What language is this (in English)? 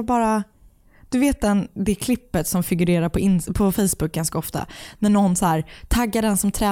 Swedish